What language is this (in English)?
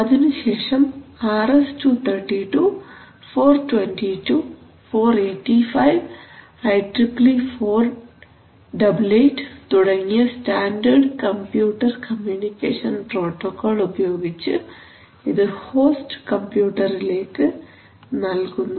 Malayalam